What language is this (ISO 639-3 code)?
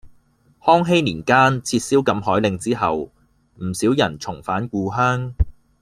yue